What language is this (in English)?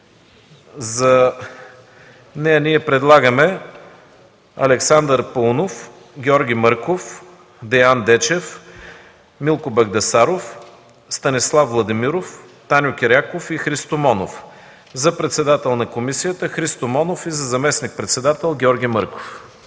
Bulgarian